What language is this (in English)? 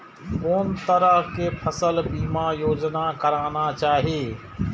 Maithili